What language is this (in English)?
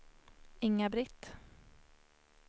Swedish